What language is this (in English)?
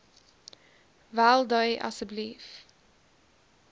Afrikaans